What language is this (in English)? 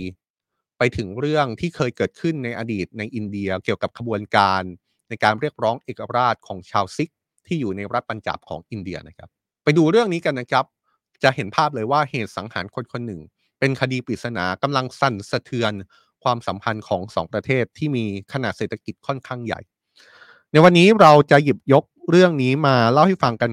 Thai